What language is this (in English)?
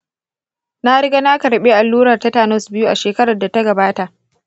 Hausa